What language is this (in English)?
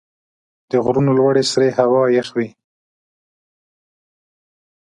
Pashto